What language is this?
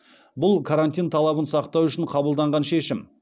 Kazakh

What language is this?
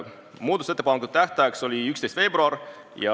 Estonian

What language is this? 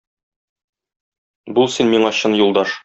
Tatar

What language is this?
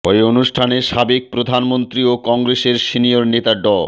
Bangla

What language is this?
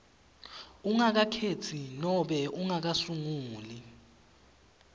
Swati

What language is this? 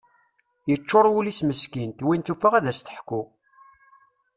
Kabyle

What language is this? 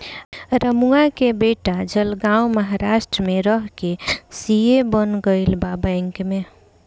Bhojpuri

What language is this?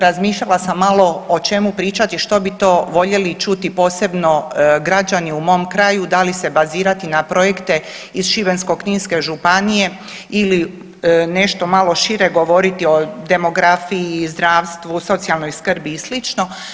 Croatian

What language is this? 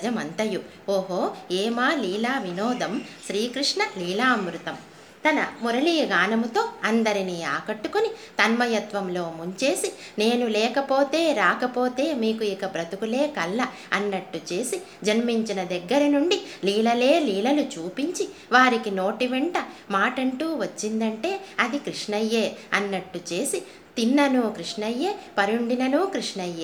Telugu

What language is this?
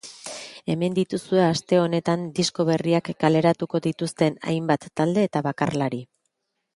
Basque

